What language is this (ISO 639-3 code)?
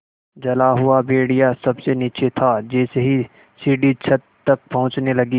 hin